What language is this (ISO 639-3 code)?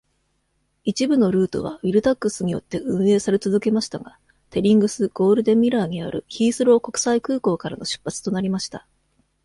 jpn